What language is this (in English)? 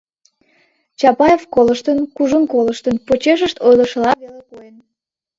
Mari